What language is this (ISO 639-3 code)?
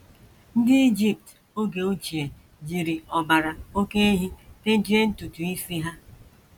ibo